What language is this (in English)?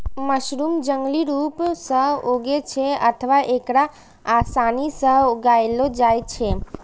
Maithili